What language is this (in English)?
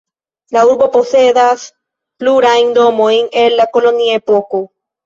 Esperanto